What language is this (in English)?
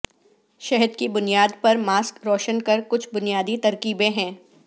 Urdu